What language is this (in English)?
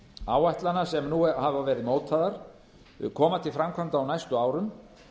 Icelandic